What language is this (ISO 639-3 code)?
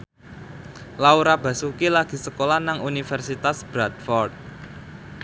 jav